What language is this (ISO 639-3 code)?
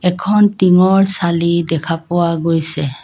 asm